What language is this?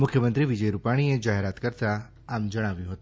Gujarati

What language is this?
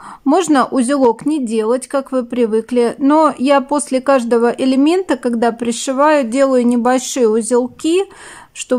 Russian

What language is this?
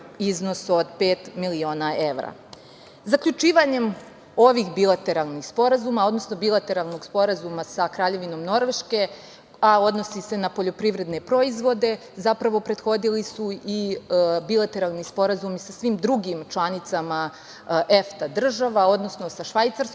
Serbian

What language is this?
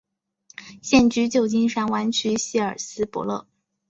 Chinese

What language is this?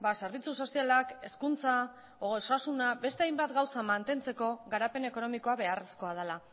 Basque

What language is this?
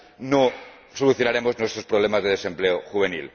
Spanish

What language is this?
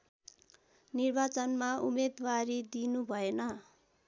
Nepali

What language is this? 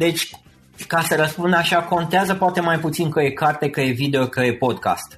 Romanian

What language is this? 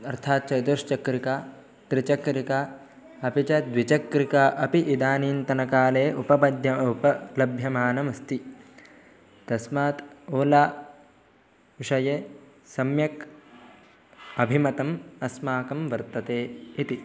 Sanskrit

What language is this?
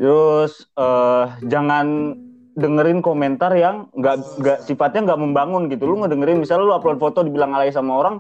Indonesian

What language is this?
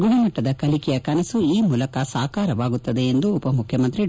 Kannada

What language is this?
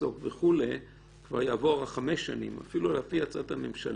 Hebrew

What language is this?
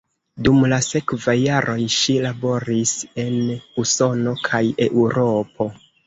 Esperanto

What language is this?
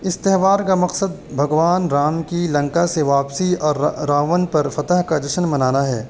Urdu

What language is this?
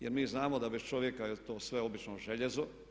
Croatian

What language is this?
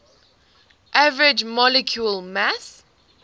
English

